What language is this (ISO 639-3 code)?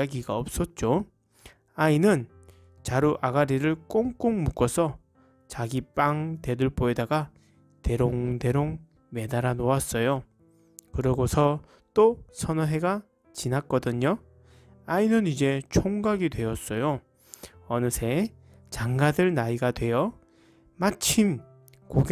kor